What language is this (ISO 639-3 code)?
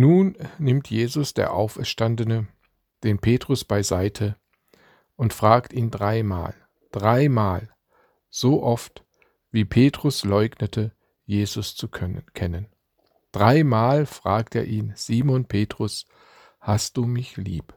deu